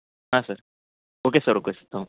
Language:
Kannada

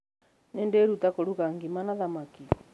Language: Kikuyu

